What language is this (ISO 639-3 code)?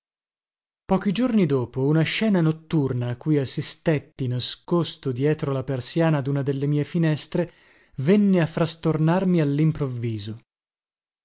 ita